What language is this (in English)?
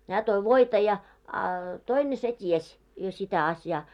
Finnish